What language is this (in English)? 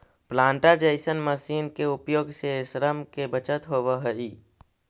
Magahi